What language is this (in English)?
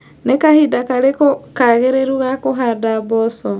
Kikuyu